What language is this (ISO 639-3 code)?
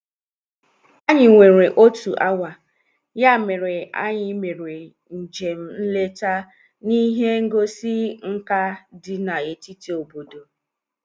ibo